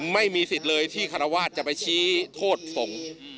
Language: Thai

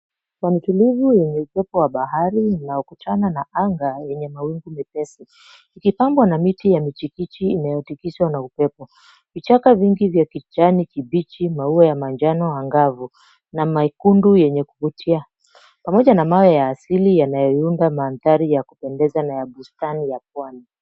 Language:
Swahili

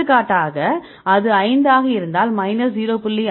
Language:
Tamil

